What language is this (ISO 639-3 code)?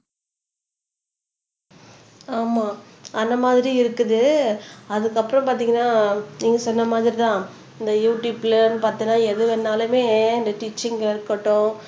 tam